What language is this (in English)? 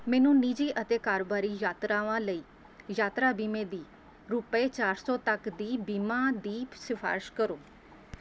Punjabi